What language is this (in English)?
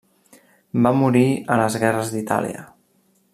Catalan